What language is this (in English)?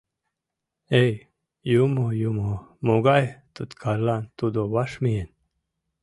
Mari